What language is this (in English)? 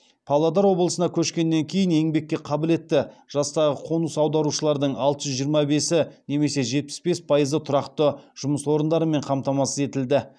Kazakh